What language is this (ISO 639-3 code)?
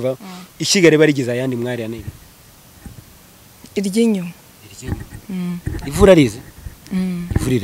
ron